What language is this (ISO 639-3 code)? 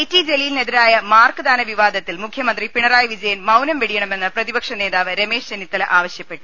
mal